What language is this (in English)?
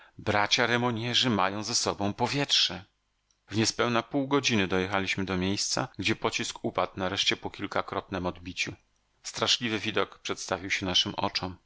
Polish